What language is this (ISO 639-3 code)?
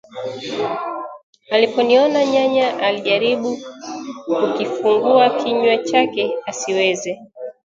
swa